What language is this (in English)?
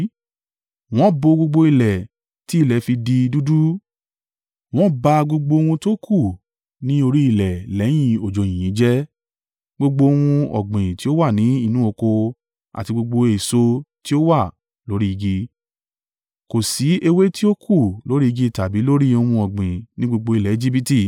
Yoruba